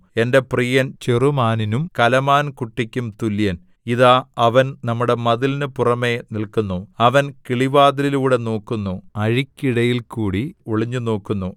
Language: Malayalam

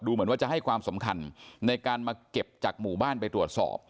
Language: Thai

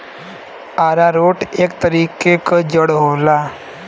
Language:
Bhojpuri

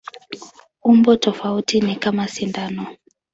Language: Swahili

